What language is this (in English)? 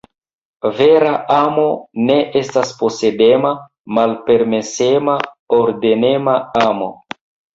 Esperanto